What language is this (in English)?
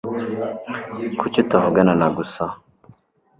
Kinyarwanda